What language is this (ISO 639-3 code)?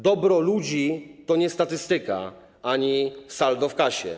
pol